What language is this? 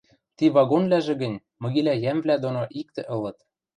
Western Mari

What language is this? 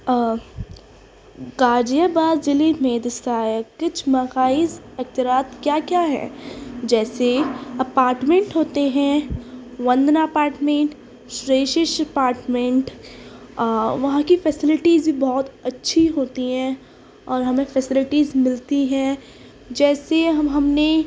Urdu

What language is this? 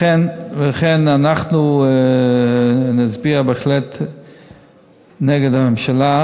Hebrew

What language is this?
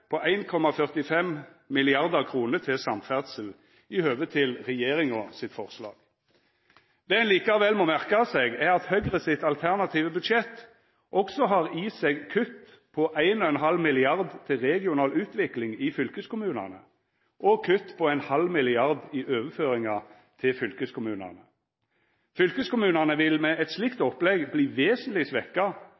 Norwegian Nynorsk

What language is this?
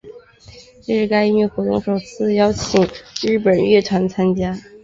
Chinese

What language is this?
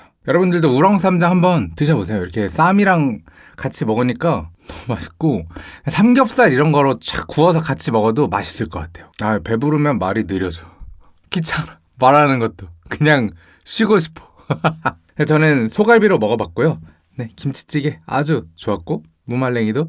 Korean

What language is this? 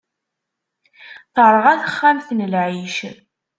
Kabyle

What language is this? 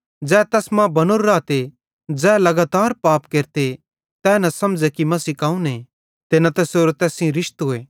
Bhadrawahi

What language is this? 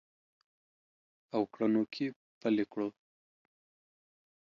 Pashto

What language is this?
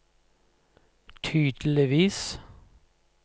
Norwegian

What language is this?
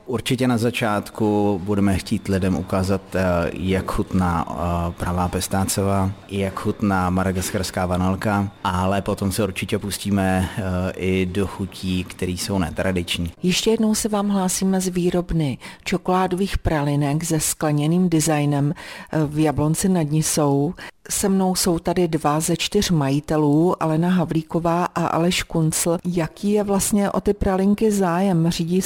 Czech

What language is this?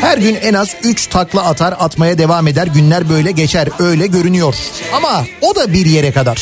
Turkish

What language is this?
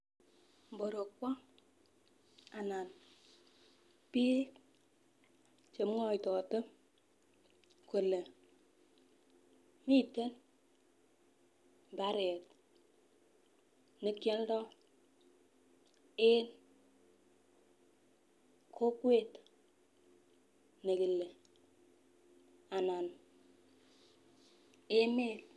Kalenjin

